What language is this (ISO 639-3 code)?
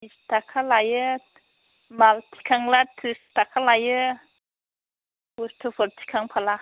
brx